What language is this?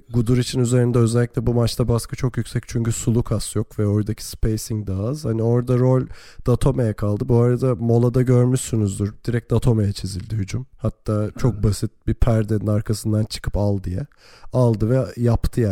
Turkish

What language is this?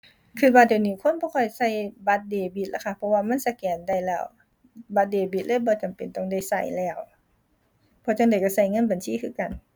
Thai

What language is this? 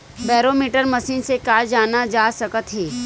Chhattisgarhi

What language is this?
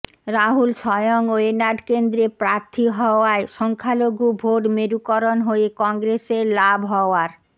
Bangla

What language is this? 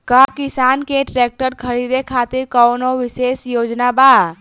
Bhojpuri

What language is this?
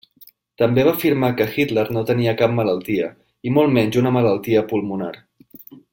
Catalan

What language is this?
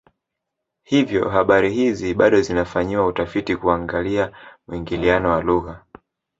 Swahili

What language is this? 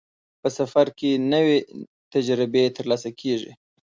Pashto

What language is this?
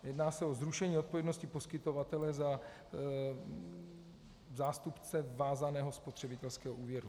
Czech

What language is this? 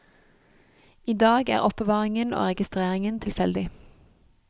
Norwegian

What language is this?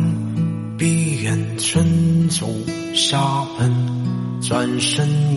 Chinese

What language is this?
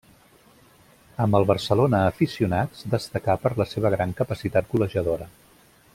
Catalan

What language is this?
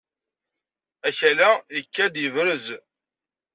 Kabyle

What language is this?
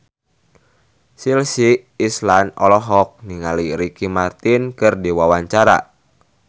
Sundanese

